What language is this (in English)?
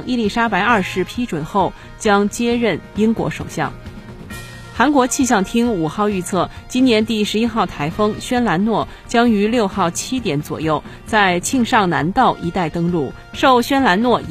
Chinese